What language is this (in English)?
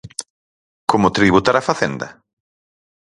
Galician